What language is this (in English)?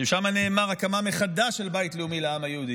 Hebrew